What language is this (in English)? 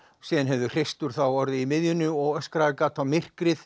Icelandic